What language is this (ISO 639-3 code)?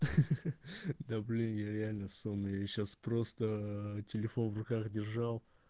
rus